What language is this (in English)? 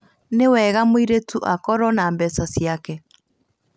Kikuyu